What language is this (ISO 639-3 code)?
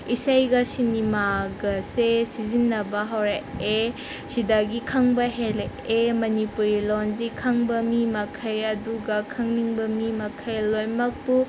mni